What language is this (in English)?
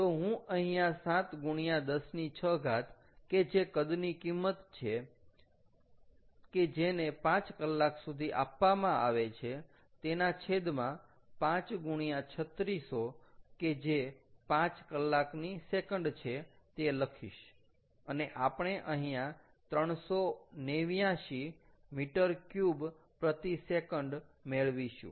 Gujarati